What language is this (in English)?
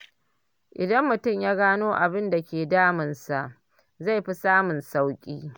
Hausa